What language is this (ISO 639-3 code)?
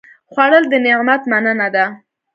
pus